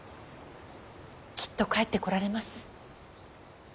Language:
Japanese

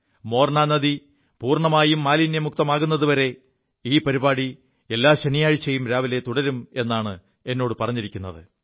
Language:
Malayalam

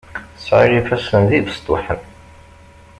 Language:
Kabyle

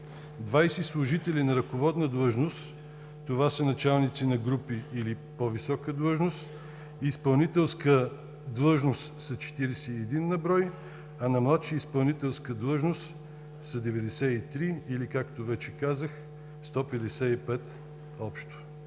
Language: Bulgarian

